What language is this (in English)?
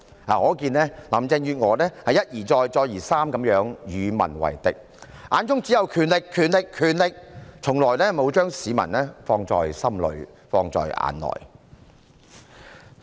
Cantonese